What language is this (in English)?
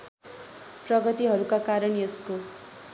Nepali